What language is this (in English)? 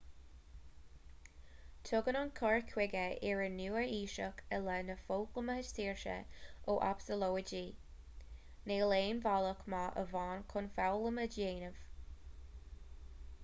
Irish